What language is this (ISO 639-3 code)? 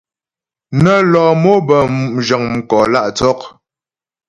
bbj